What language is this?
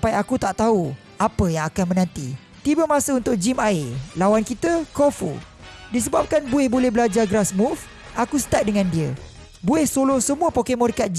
Malay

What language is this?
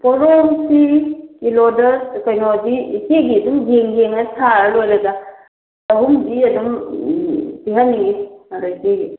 Manipuri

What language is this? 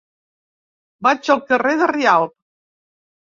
Catalan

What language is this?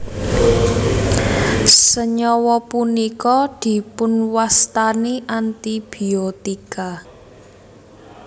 Javanese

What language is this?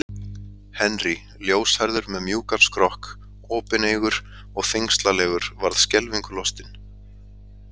Icelandic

